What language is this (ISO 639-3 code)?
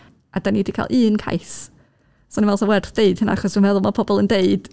cym